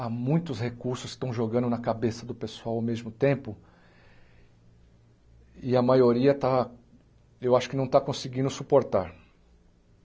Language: Portuguese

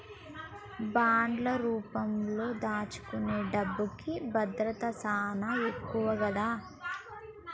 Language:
Telugu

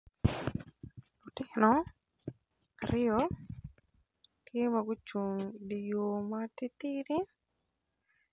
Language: Acoli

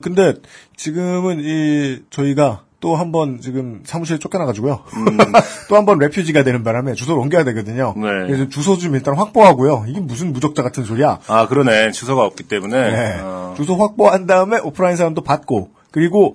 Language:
Korean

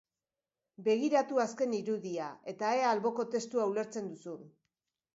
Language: Basque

